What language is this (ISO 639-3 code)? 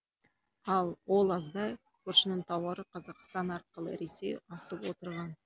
kaz